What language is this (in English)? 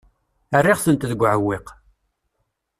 Kabyle